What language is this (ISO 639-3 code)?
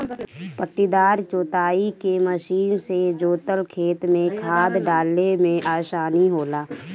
bho